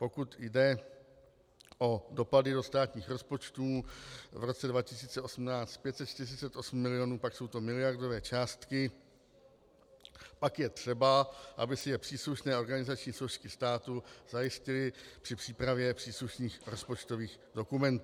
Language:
Czech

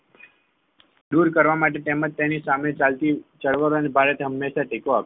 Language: Gujarati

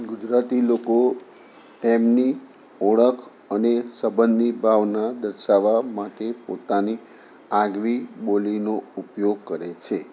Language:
Gujarati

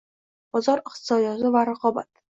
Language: Uzbek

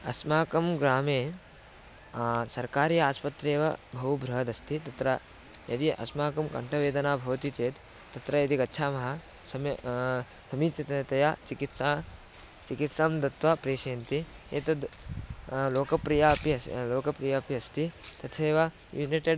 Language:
Sanskrit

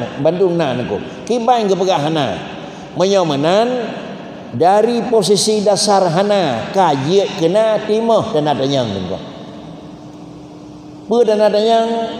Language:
Malay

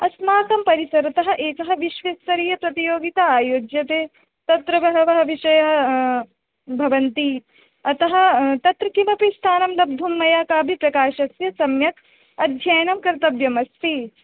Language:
Sanskrit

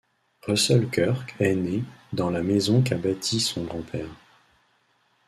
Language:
French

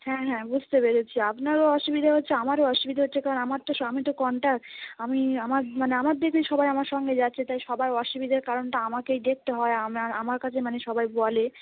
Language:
Bangla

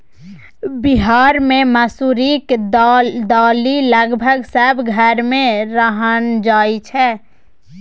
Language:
Maithili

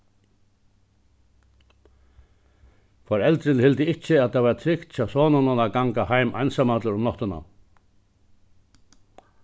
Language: Faroese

